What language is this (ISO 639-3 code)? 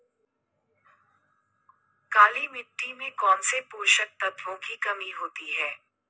hin